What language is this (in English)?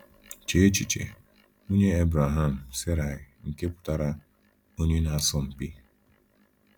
Igbo